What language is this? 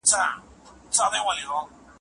Pashto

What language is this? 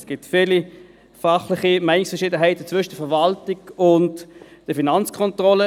Swiss German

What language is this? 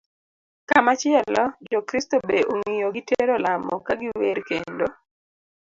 Luo (Kenya and Tanzania)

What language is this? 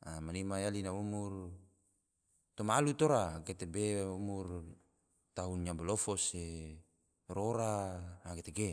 Tidore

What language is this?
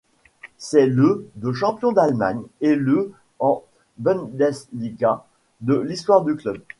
French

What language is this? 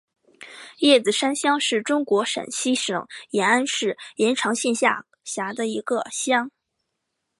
Chinese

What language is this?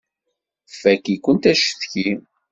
Kabyle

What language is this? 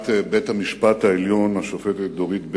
Hebrew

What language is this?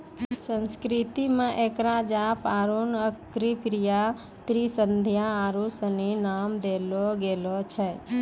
Maithili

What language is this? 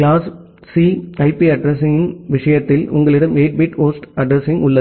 Tamil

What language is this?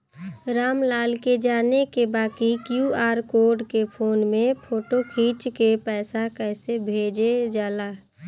Bhojpuri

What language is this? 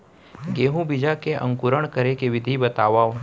Chhattisgarhi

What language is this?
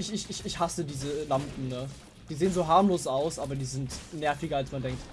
German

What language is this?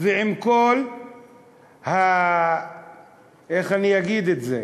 Hebrew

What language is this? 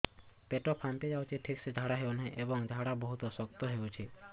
Odia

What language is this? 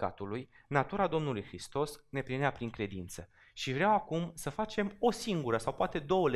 Romanian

